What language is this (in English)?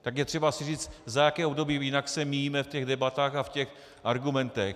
Czech